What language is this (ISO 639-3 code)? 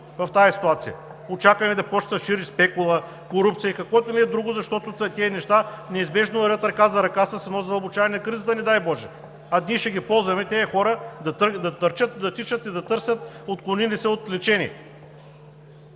bul